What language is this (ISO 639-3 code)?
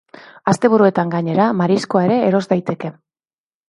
eus